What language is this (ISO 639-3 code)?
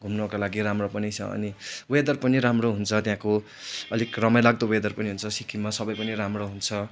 nep